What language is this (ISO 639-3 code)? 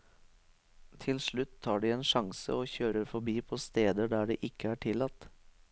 nor